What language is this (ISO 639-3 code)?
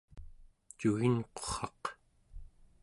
esu